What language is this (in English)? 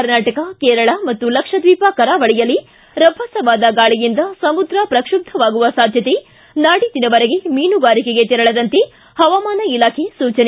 Kannada